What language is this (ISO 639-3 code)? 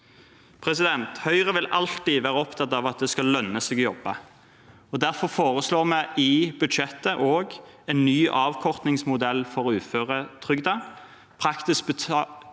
nor